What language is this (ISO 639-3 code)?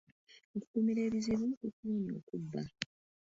lug